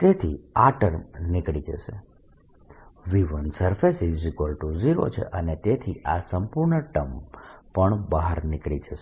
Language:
Gujarati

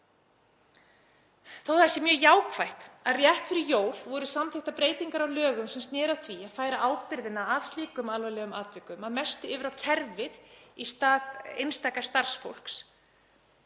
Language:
Icelandic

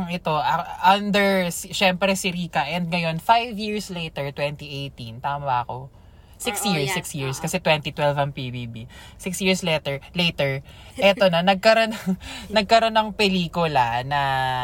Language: Filipino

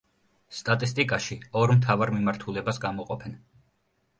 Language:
Georgian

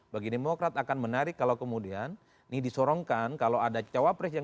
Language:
Indonesian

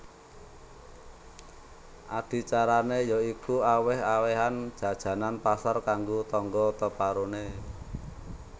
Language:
Javanese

